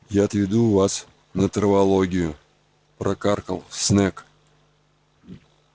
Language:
Russian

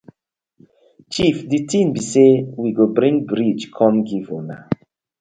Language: Nigerian Pidgin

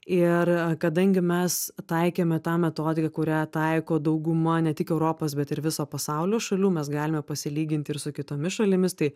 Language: Lithuanian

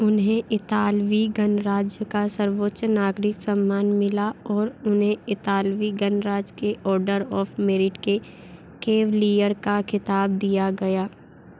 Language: Hindi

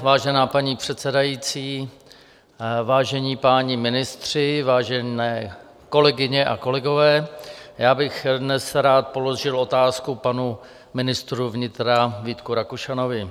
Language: Czech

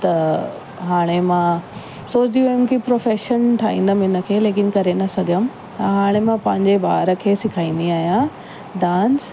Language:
Sindhi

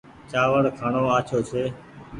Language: Goaria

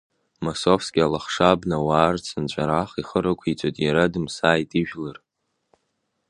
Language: Abkhazian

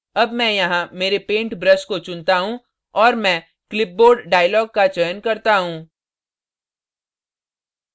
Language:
Hindi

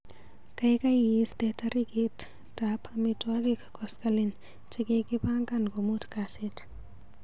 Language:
Kalenjin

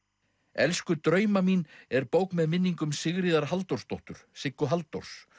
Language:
Icelandic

